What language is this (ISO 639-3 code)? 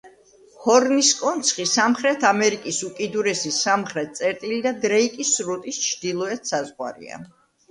kat